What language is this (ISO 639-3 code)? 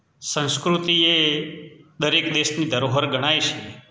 guj